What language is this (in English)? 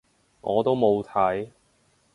Cantonese